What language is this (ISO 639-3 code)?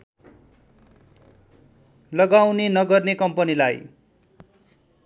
nep